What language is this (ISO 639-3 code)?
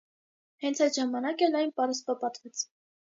hye